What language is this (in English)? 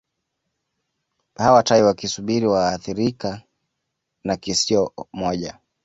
Swahili